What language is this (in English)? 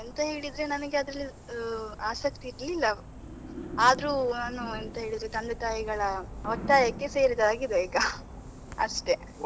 Kannada